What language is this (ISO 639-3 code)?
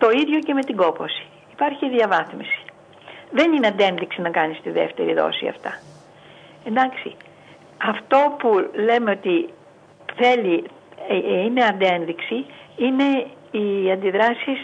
ell